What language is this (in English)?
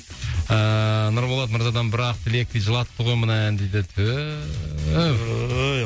Kazakh